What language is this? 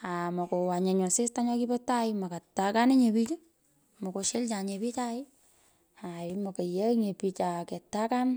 Pökoot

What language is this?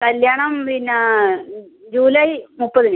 Malayalam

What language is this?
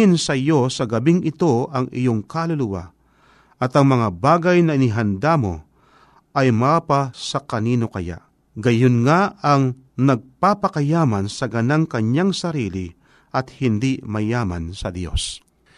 Filipino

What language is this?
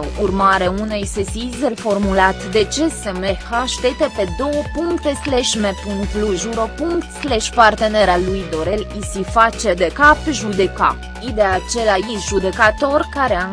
Romanian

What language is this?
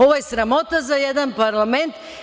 Serbian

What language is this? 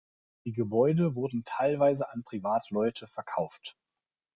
German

